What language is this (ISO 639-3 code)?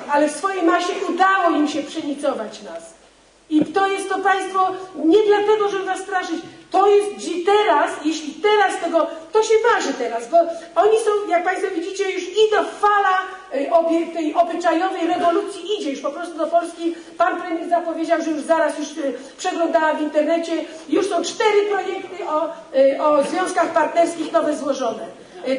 pol